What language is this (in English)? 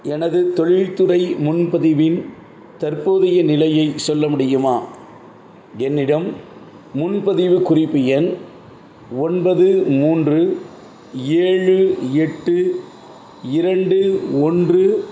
Tamil